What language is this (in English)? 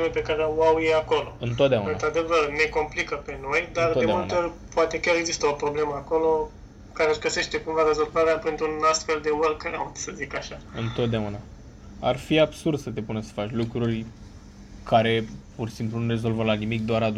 Romanian